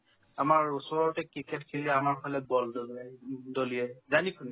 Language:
Assamese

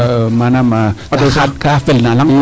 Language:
Serer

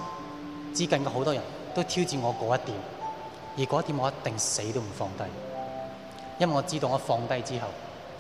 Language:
Chinese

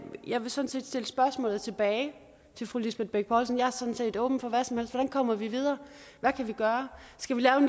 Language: Danish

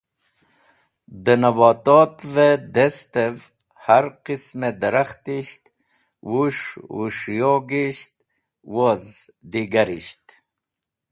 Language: Wakhi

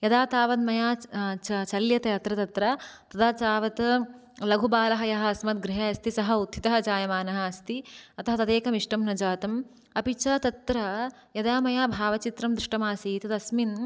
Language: Sanskrit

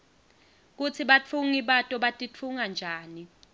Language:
Swati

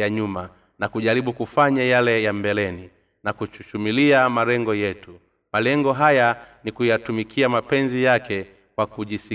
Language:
Swahili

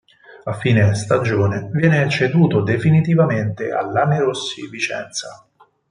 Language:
Italian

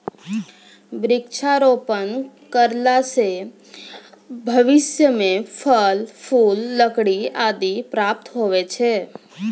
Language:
Maithili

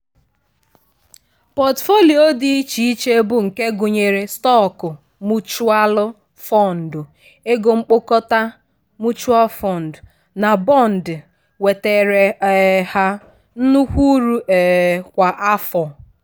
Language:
Igbo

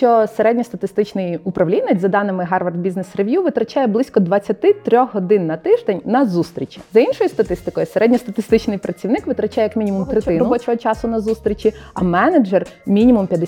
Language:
Ukrainian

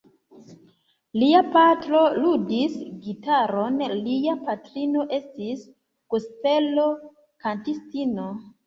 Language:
Esperanto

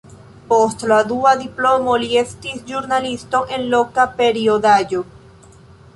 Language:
Esperanto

